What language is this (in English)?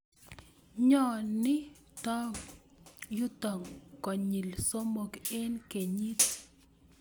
Kalenjin